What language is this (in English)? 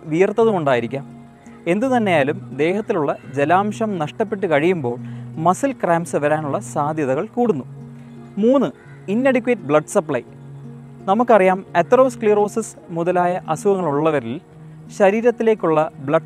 Malayalam